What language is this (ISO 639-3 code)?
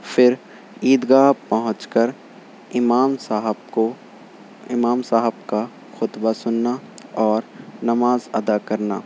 urd